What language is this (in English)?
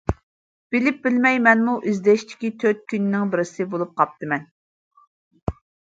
Uyghur